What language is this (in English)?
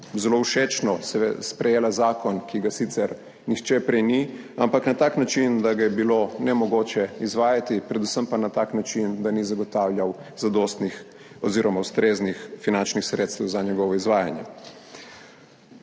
Slovenian